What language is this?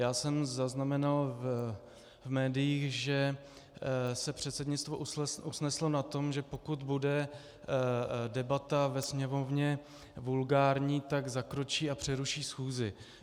Czech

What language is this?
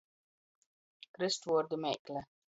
Latgalian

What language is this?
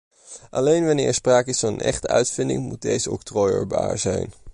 Dutch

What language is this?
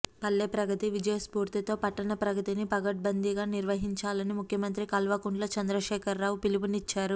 Telugu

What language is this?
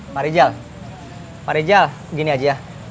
Indonesian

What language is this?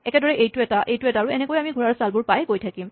Assamese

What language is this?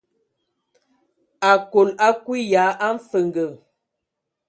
Ewondo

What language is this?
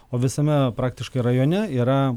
Lithuanian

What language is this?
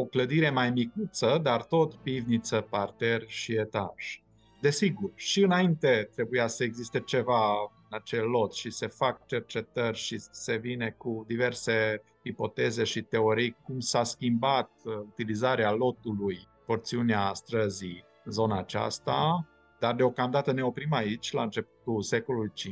Romanian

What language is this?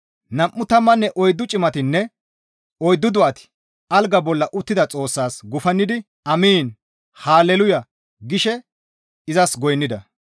Gamo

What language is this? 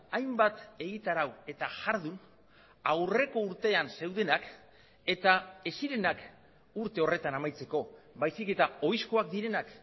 Basque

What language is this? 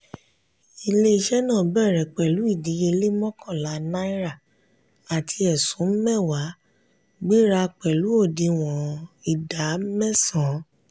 Yoruba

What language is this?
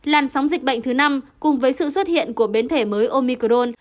Vietnamese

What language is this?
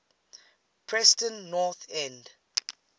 English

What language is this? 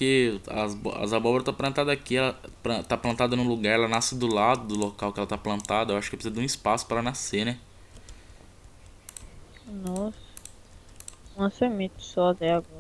Portuguese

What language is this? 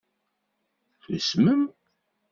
Kabyle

